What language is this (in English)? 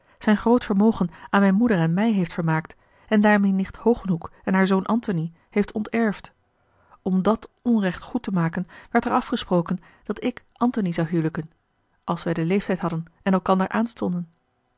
Dutch